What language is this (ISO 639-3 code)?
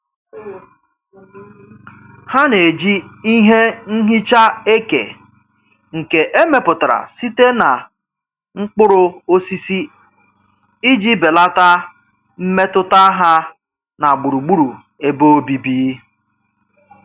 ibo